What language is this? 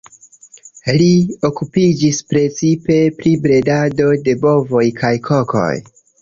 Esperanto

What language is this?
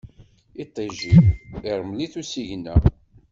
Kabyle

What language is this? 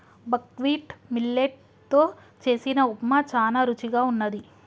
Telugu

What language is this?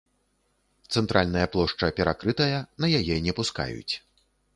Belarusian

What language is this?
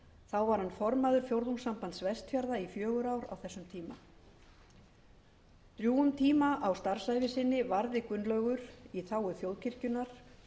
Icelandic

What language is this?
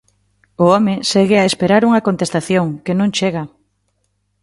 Galician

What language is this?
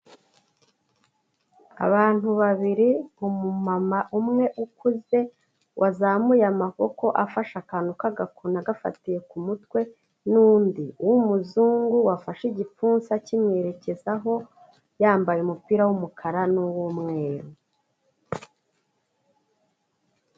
Kinyarwanda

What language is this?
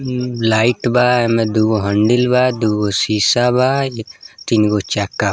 Bhojpuri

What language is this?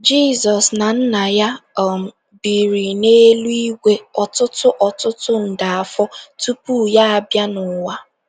Igbo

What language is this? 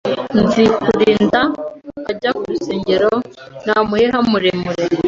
Kinyarwanda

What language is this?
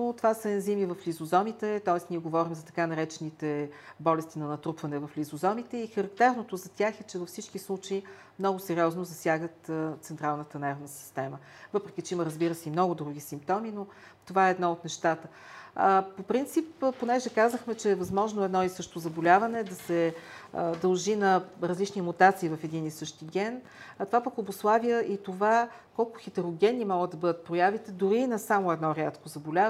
Bulgarian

